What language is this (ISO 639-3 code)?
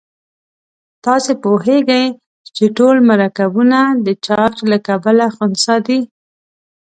pus